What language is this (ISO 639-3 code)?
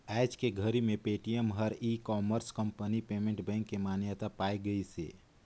hne